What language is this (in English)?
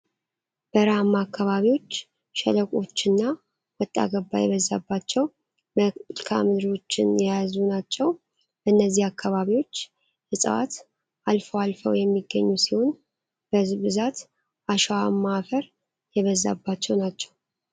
Amharic